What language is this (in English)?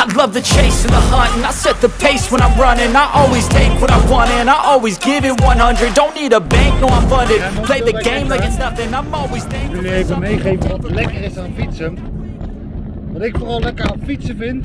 Dutch